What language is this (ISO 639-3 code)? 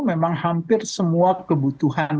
ind